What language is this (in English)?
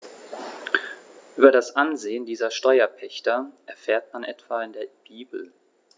German